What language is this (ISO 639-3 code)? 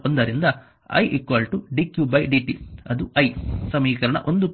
kan